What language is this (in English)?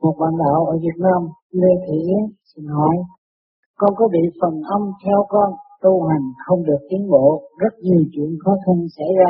Vietnamese